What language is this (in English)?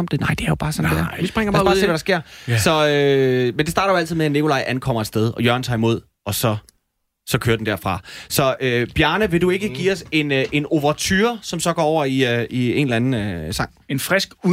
Danish